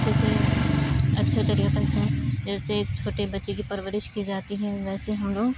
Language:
Urdu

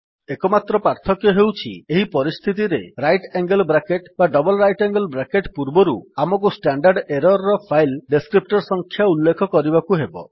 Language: Odia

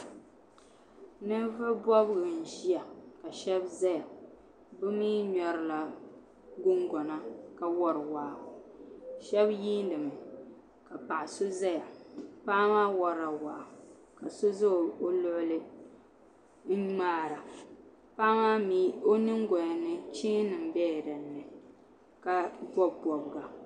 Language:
Dagbani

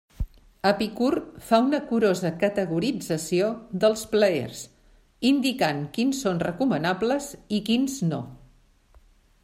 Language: Catalan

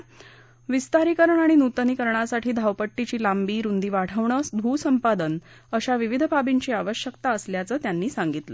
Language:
Marathi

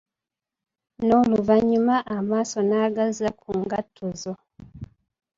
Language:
Ganda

